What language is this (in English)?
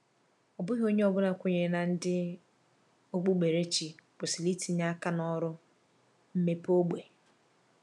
Igbo